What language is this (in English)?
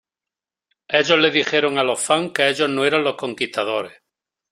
Spanish